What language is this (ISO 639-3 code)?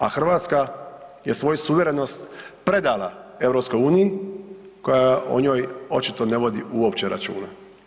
hrv